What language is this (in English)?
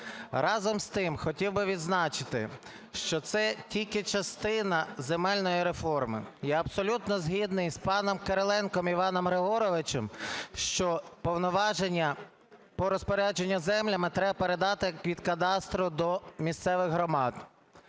Ukrainian